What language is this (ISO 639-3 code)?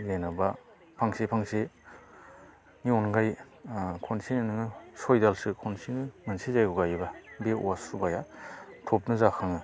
brx